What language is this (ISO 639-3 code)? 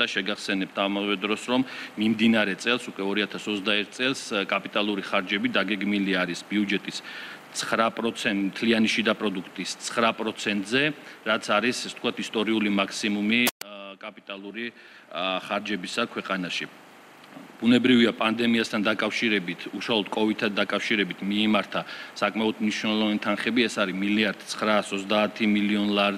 ron